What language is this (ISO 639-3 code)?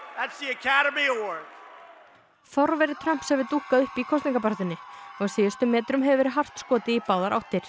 isl